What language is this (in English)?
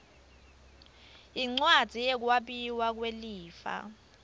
Swati